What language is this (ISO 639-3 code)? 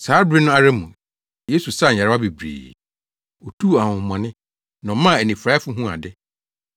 aka